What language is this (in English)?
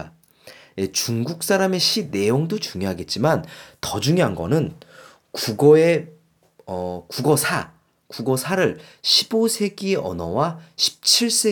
Korean